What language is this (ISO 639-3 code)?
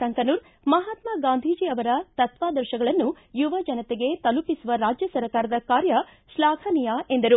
kan